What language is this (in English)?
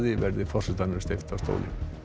Icelandic